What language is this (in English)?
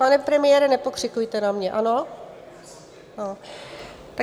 Czech